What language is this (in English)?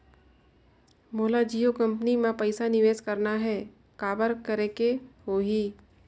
Chhattisgarhi